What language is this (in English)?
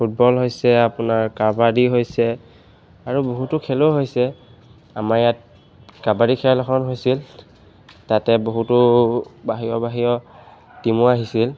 Assamese